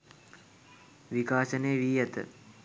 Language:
Sinhala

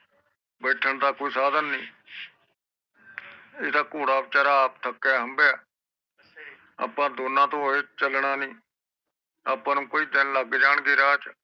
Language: Punjabi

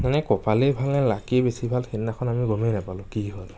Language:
Assamese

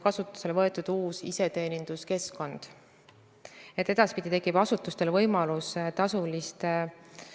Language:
Estonian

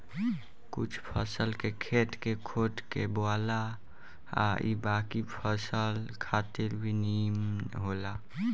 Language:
Bhojpuri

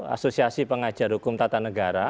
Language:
Indonesian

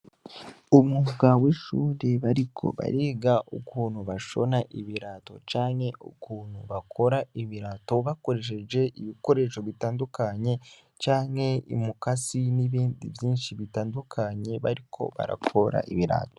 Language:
Rundi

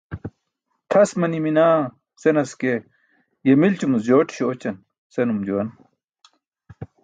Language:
Burushaski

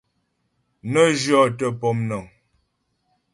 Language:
Ghomala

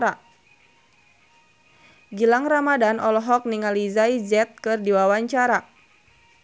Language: Sundanese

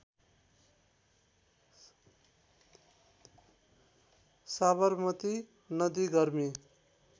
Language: Nepali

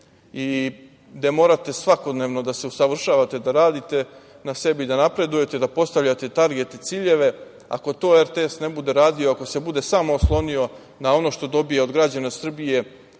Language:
Serbian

